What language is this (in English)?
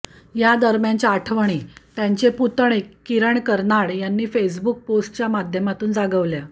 Marathi